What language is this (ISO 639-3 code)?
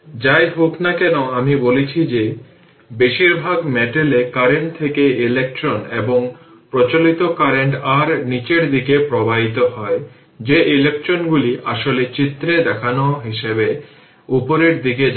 ben